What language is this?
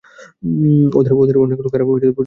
Bangla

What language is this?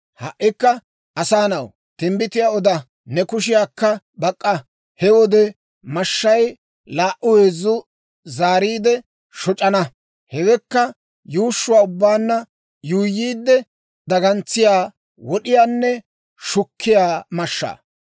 Dawro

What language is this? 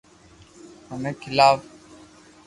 Loarki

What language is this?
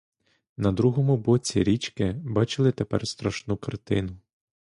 Ukrainian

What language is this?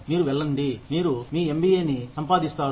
Telugu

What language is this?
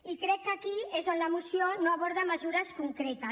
Catalan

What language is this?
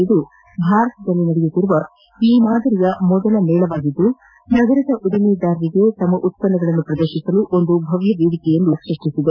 Kannada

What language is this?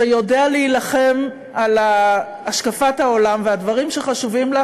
Hebrew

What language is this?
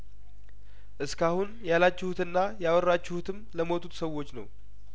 Amharic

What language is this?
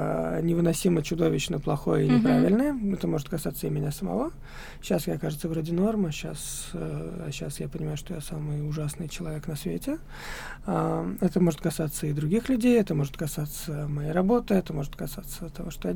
Russian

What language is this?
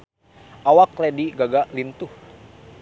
Sundanese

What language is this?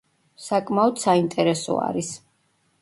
Georgian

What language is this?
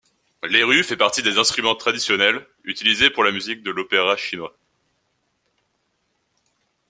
French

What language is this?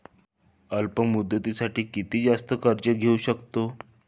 Marathi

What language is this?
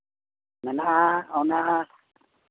Santali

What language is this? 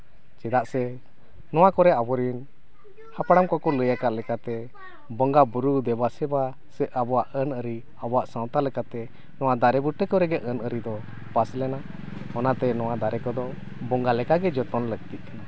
Santali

